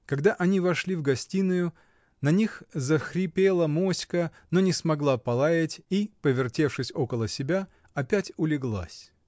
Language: Russian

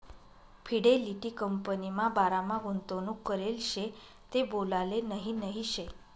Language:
Marathi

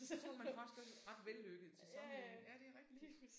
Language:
Danish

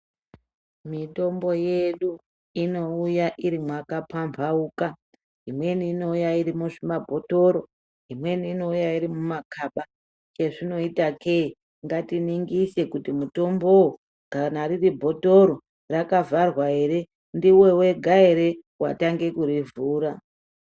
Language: Ndau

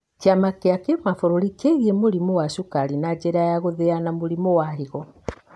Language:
Kikuyu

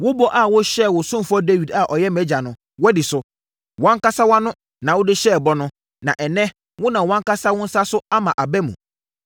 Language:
Akan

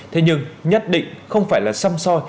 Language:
Vietnamese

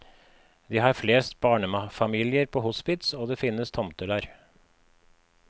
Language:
Norwegian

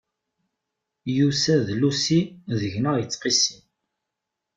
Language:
Kabyle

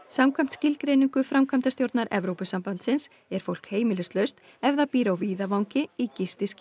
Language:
Icelandic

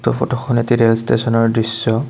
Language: Assamese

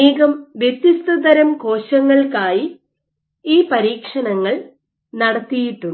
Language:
Malayalam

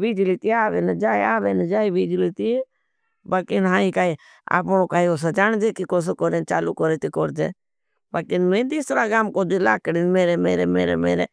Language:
Bhili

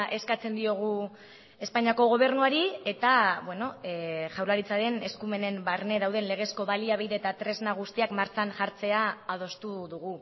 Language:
Basque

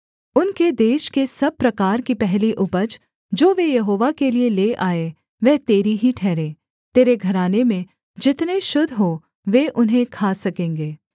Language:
Hindi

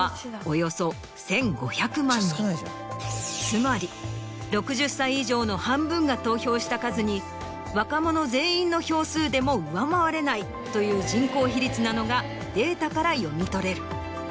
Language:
Japanese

